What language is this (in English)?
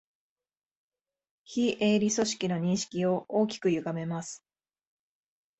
Japanese